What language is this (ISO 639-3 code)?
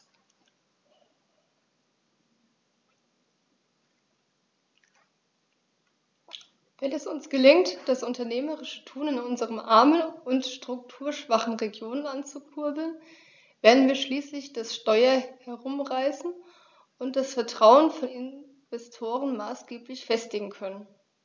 deu